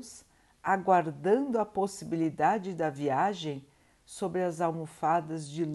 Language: Portuguese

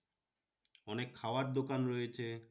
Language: Bangla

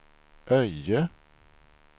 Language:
Swedish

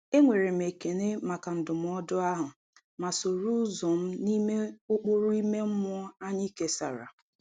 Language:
Igbo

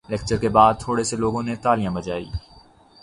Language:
Urdu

